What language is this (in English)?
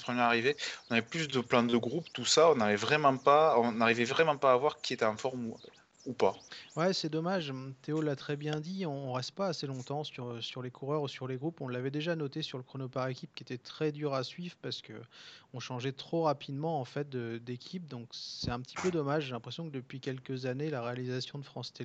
French